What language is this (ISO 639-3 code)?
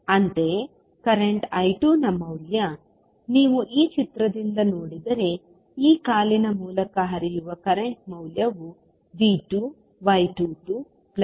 kan